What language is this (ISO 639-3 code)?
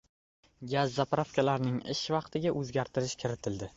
uzb